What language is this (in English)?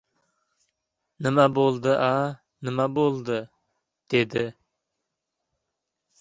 Uzbek